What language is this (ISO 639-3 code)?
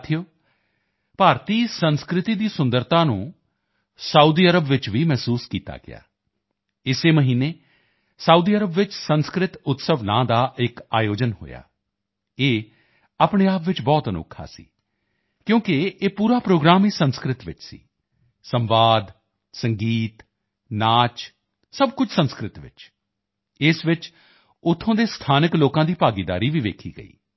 pan